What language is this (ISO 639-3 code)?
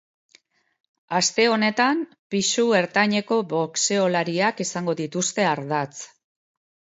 eus